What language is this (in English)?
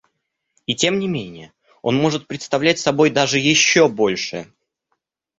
Russian